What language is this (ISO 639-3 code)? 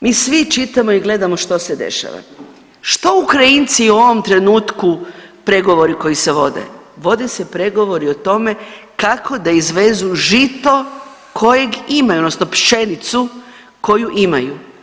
hrv